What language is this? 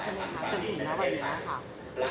Thai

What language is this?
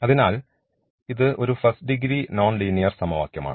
Malayalam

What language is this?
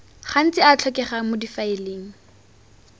Tswana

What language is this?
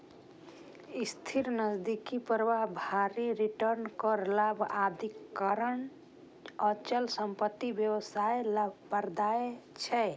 Maithili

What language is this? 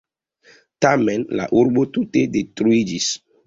Esperanto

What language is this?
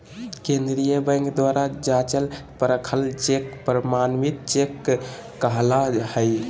Magahi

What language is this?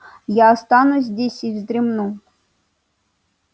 Russian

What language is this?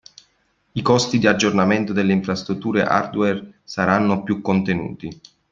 Italian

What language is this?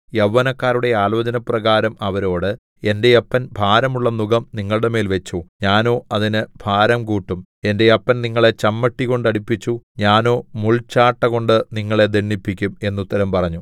Malayalam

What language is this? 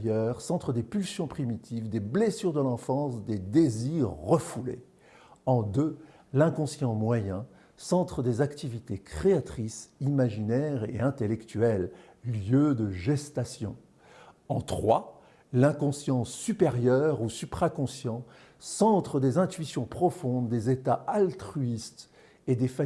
French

